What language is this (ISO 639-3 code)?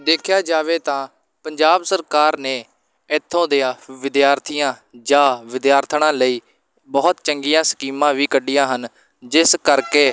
pan